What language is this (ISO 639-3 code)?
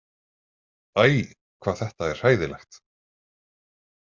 isl